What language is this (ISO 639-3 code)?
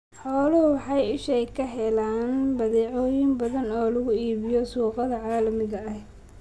som